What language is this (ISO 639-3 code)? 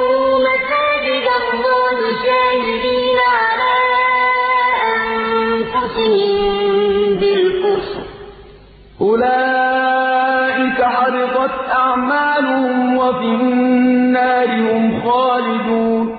ara